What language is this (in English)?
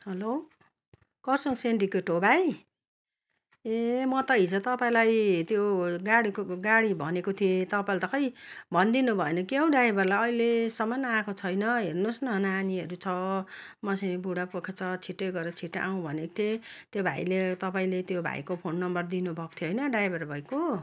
Nepali